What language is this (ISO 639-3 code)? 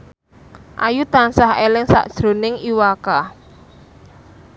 jav